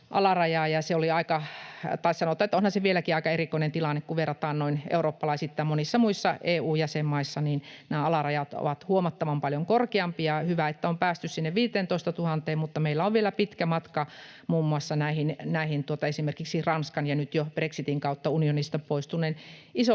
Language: Finnish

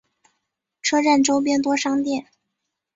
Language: Chinese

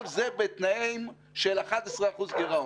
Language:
Hebrew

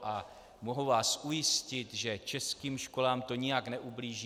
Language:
Czech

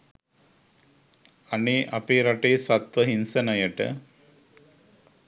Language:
Sinhala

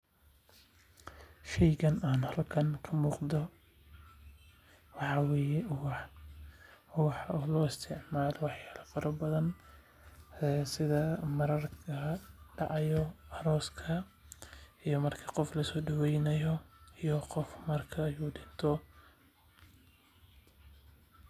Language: Somali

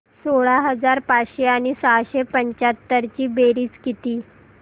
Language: Marathi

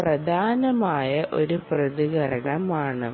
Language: Malayalam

